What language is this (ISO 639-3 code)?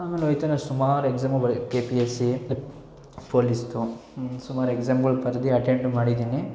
kan